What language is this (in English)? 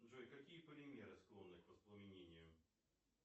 Russian